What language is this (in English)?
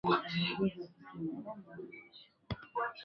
Swahili